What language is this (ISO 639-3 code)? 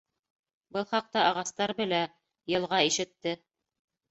bak